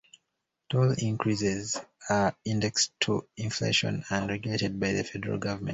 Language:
English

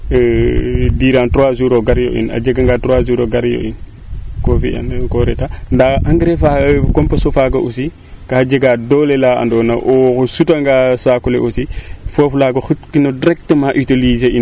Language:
Serer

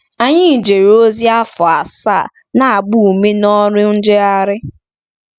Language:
Igbo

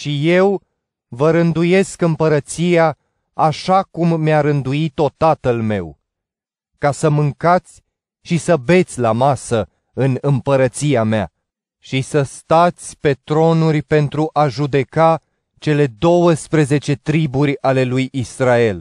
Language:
Romanian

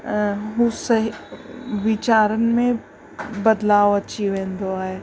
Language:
Sindhi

